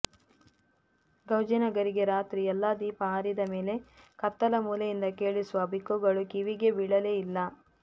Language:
Kannada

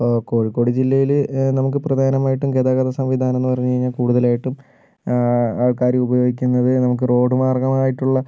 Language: Malayalam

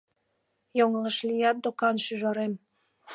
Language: Mari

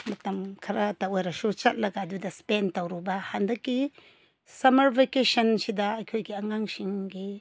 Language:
Manipuri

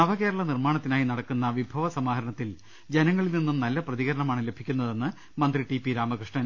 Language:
Malayalam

